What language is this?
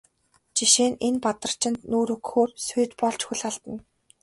Mongolian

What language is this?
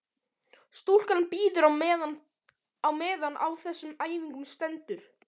Icelandic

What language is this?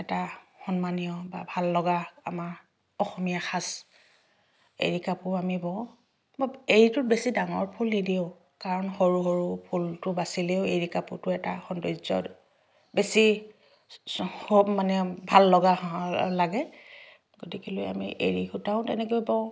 Assamese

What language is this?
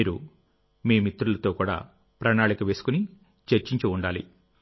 Telugu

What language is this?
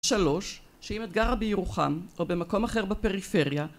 Hebrew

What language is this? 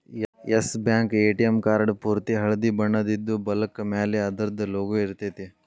Kannada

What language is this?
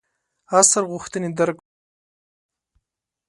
Pashto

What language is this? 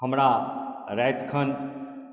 Maithili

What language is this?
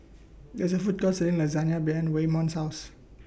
English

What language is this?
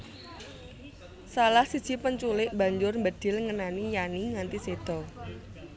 Javanese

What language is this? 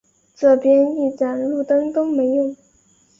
Chinese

